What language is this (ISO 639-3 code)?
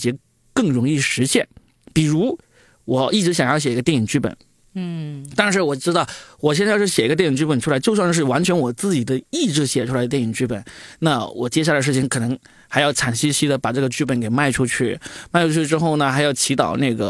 zho